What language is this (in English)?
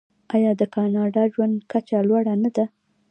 Pashto